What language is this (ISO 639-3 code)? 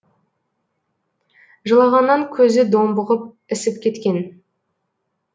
kaz